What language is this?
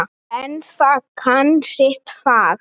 Icelandic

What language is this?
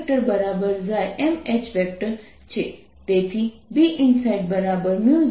Gujarati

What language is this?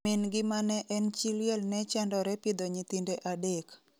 Luo (Kenya and Tanzania)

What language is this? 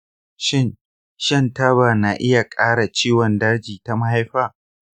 Hausa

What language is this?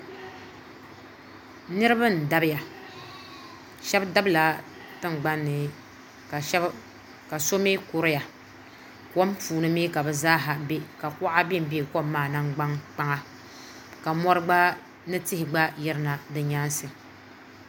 Dagbani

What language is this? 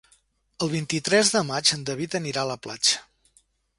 Catalan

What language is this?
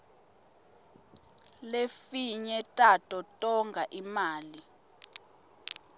Swati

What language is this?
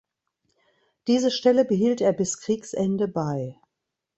German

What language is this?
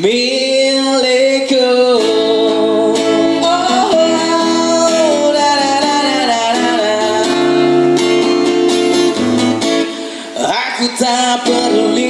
Indonesian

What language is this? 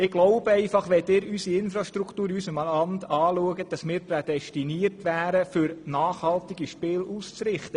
Swiss German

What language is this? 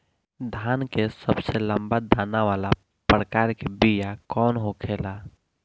Bhojpuri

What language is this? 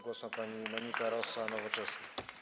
Polish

